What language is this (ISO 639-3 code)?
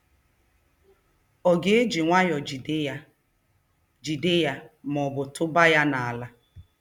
ibo